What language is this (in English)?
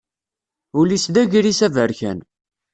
Kabyle